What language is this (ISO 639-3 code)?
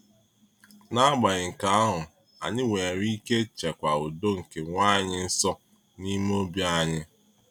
ibo